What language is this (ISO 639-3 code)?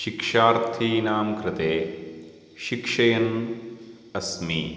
san